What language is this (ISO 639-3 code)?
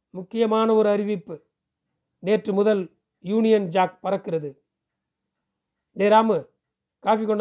tam